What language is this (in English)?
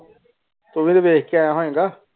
Punjabi